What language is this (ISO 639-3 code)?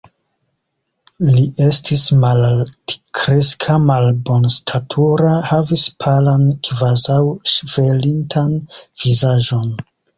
epo